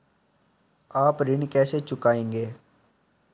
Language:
Hindi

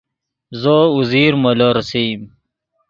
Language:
Yidgha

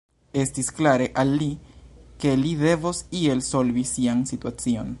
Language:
Esperanto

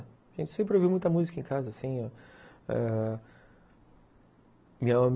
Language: Portuguese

